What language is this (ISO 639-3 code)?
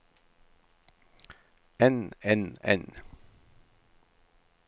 nor